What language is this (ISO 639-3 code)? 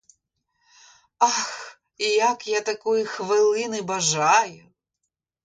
ukr